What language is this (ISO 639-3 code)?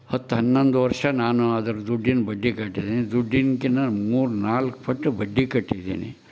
kan